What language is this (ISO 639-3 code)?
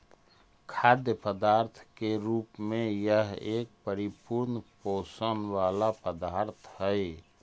mag